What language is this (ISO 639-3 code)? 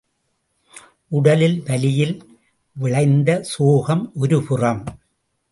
tam